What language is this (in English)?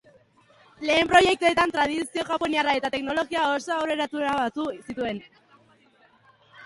Basque